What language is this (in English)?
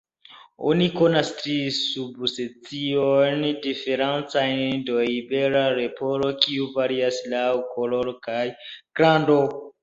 Esperanto